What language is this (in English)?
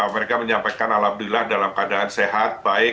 Indonesian